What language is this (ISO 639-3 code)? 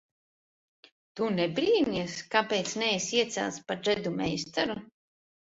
lav